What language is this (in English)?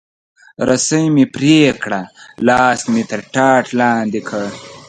Pashto